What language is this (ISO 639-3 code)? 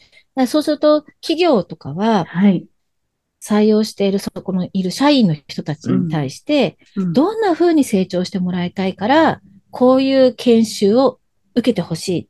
jpn